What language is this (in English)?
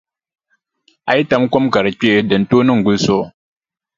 Dagbani